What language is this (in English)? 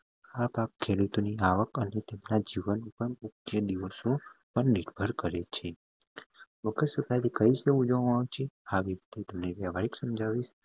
Gujarati